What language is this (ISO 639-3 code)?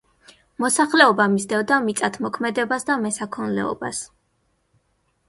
kat